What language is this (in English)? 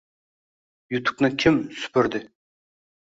Uzbek